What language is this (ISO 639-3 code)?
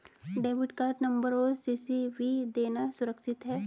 hin